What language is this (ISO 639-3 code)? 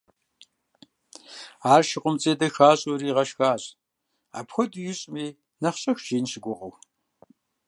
kbd